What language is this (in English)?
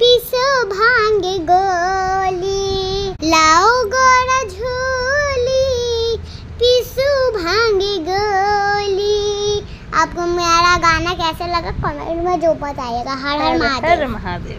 Hindi